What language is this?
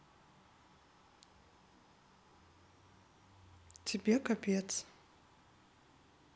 Russian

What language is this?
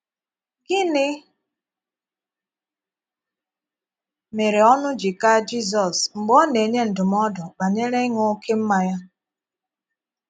Igbo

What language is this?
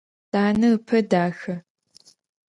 Adyghe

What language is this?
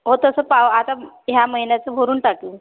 Marathi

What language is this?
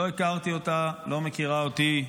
Hebrew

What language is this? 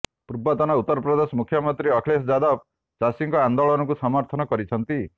Odia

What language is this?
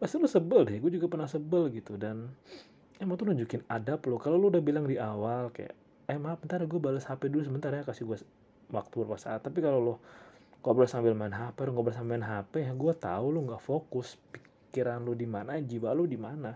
Indonesian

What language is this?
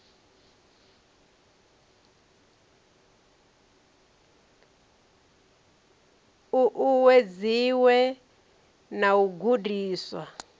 Venda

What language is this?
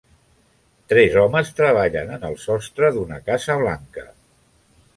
Catalan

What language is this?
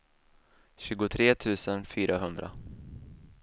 Swedish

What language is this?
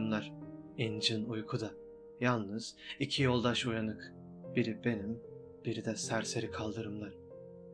Turkish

